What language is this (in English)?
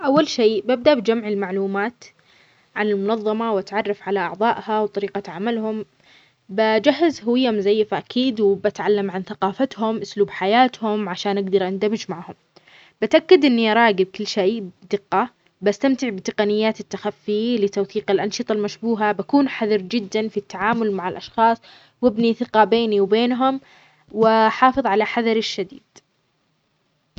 Omani Arabic